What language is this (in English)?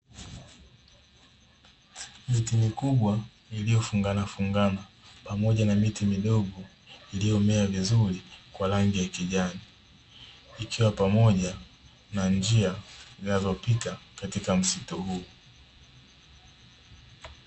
Swahili